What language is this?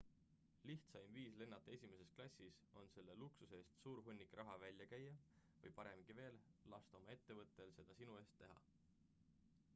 Estonian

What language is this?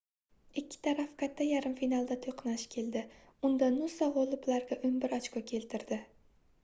Uzbek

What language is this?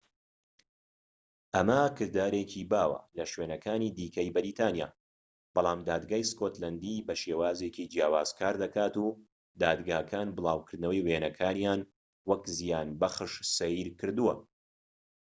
Central Kurdish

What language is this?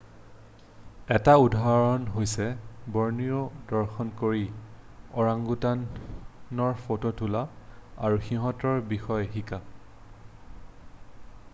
Assamese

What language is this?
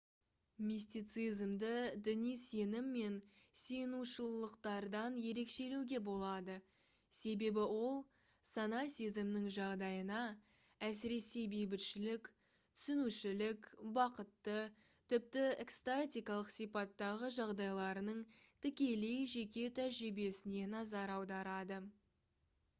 Kazakh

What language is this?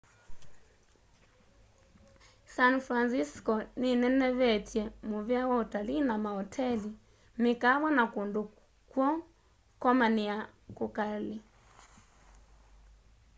Kamba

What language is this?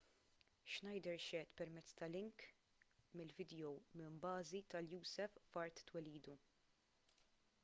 Maltese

